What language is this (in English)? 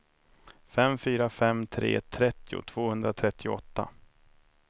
Swedish